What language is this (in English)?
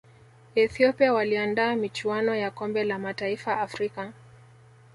Swahili